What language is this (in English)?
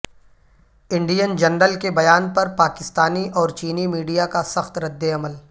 Urdu